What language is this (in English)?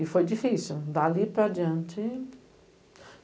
Portuguese